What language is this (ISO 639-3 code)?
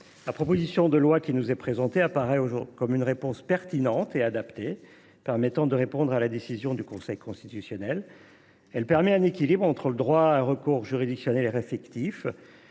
fra